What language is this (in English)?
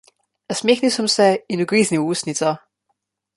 Slovenian